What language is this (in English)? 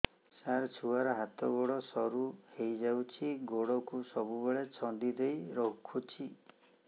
Odia